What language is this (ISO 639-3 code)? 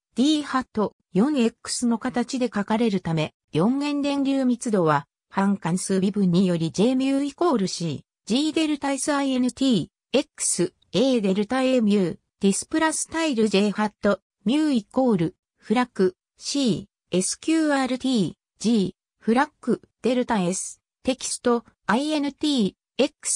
jpn